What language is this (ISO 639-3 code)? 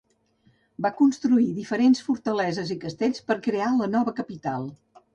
cat